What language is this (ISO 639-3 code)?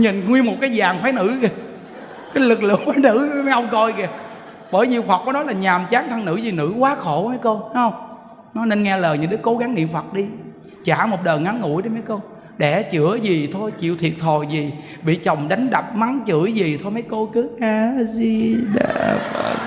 vie